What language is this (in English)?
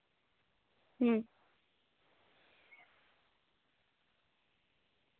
Santali